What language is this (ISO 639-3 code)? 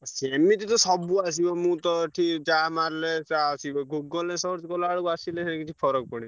ori